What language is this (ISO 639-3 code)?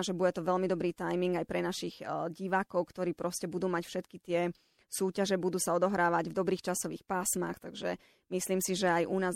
slk